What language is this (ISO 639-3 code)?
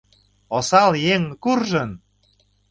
chm